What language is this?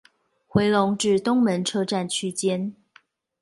Chinese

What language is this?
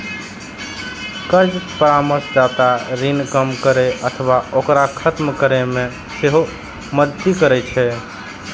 Maithili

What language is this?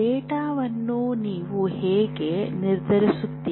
Kannada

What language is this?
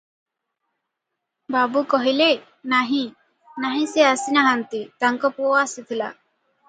Odia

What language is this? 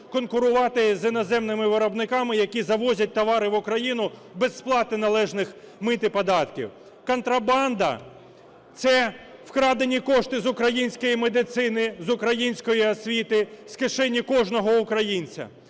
Ukrainian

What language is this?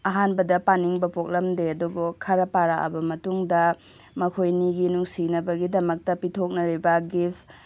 Manipuri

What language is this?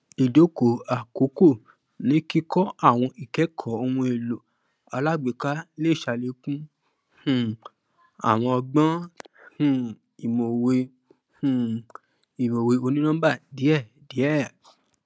Yoruba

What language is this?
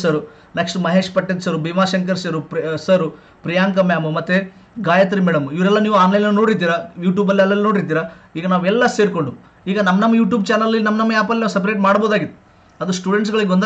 Kannada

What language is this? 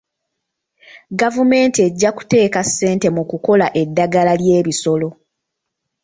Ganda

